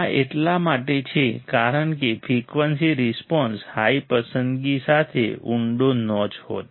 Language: Gujarati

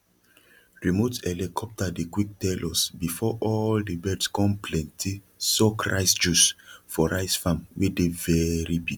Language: Nigerian Pidgin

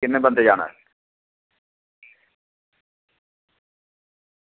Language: Dogri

